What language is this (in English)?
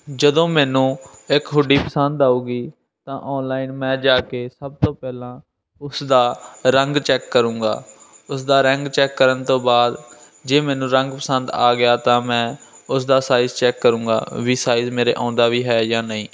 Punjabi